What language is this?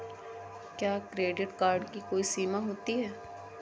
Hindi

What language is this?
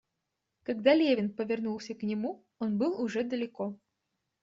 Russian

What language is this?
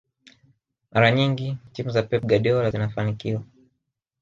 Swahili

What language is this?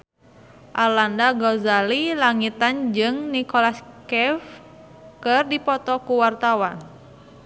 Sundanese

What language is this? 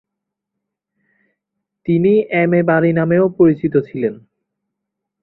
Bangla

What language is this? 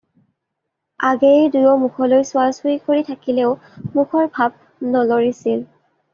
Assamese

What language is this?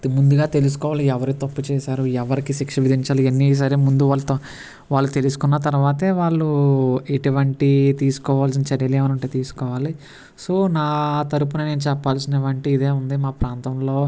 Telugu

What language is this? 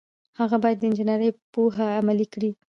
Pashto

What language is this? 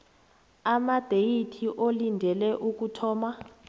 South Ndebele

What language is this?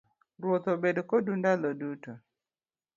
Luo (Kenya and Tanzania)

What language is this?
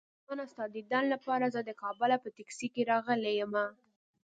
Pashto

